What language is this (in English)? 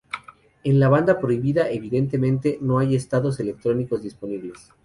Spanish